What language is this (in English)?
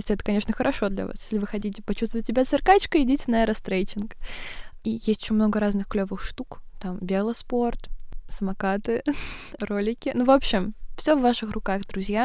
Russian